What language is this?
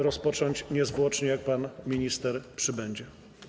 Polish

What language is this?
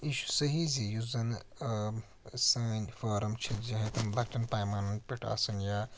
Kashmiri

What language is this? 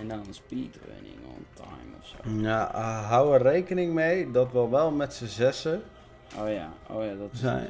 Dutch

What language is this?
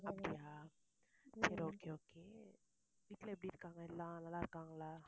Tamil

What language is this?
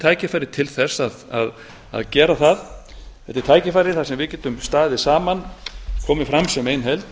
Icelandic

